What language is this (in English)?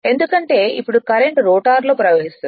Telugu